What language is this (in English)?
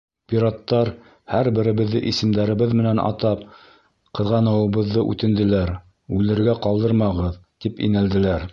Bashkir